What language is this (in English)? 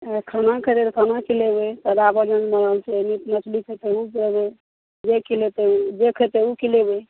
Maithili